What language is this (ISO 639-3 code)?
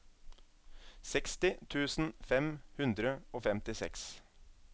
nor